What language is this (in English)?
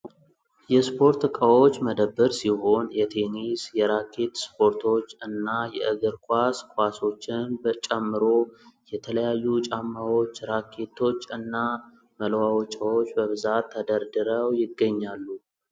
Amharic